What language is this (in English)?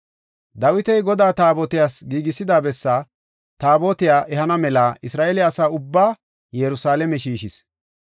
Gofa